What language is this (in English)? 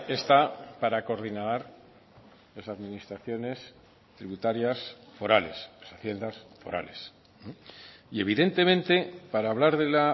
Spanish